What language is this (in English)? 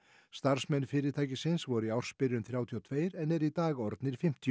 Icelandic